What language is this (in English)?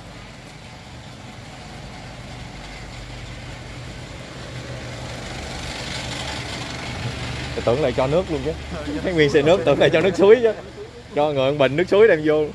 Vietnamese